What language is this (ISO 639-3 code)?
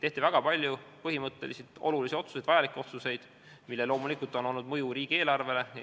est